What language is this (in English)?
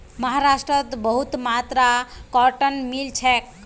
Magahi